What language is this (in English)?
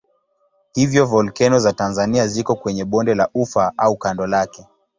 Swahili